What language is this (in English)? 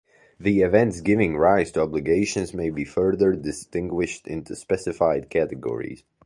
English